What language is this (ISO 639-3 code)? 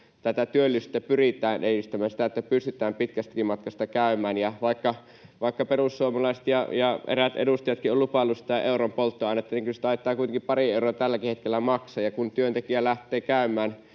fin